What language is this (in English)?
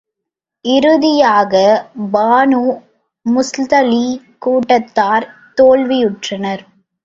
Tamil